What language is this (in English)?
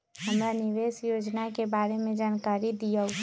Magahi